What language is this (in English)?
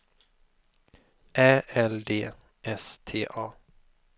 Swedish